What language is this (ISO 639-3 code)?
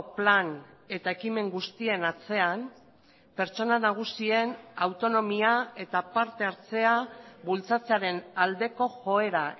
eus